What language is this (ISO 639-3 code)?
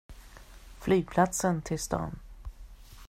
swe